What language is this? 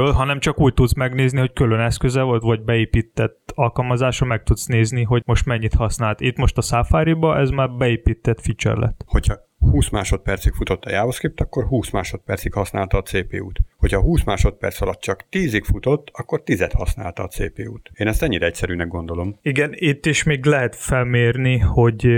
Hungarian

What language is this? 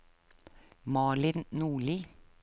Norwegian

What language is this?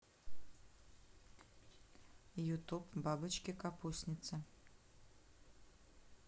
Russian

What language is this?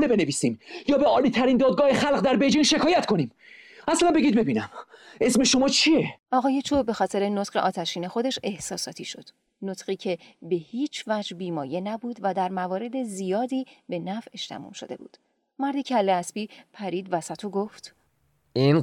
Persian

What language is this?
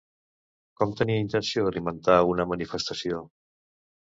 Catalan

